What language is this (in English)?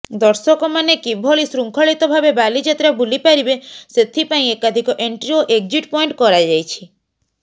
Odia